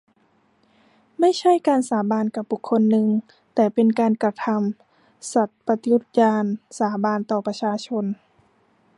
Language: Thai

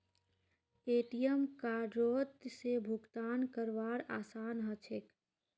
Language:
Magahi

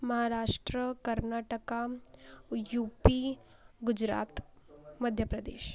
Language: Marathi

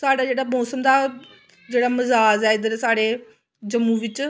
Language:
Dogri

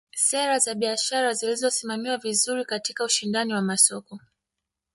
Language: Swahili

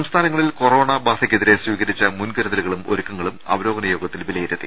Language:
Malayalam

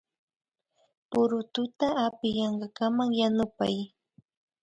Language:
Imbabura Highland Quichua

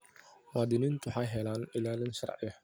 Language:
Somali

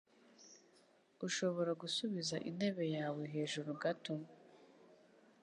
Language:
Kinyarwanda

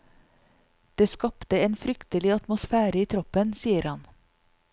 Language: Norwegian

